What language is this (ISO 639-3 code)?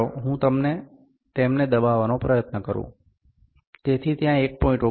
guj